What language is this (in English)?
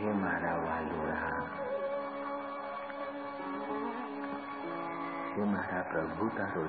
Hindi